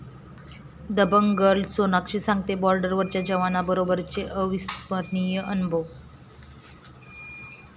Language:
Marathi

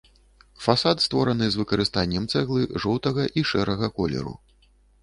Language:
Belarusian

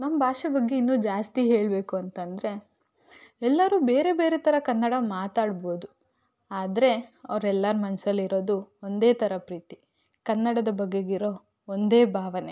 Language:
Kannada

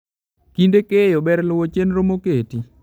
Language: Luo (Kenya and Tanzania)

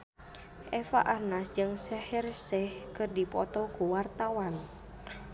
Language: Sundanese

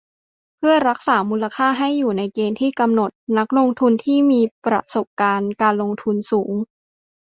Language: Thai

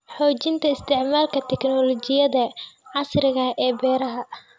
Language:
Somali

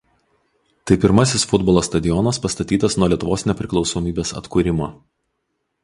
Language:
Lithuanian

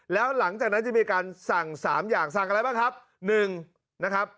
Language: Thai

